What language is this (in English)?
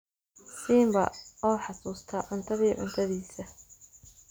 Somali